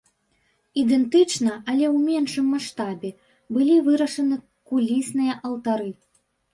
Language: Belarusian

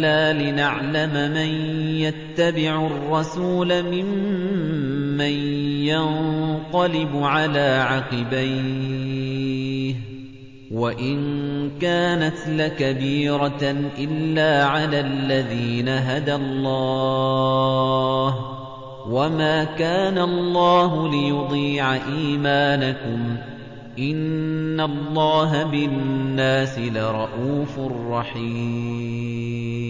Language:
Arabic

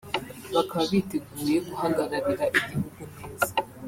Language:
Kinyarwanda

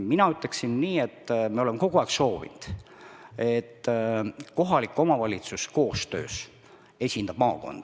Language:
Estonian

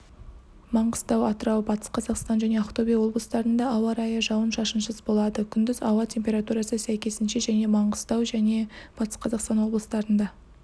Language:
Kazakh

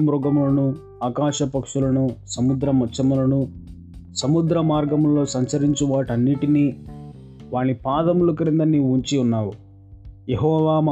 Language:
Telugu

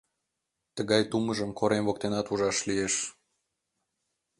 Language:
Mari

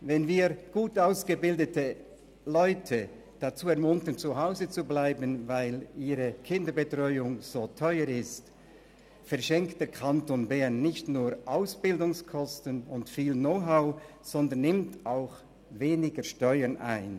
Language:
Swiss German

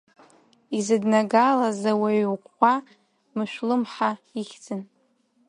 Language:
Abkhazian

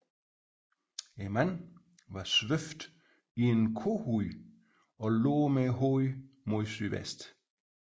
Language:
Danish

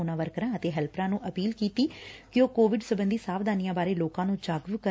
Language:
Punjabi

